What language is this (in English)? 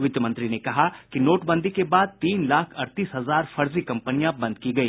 Hindi